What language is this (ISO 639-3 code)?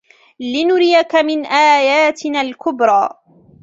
ara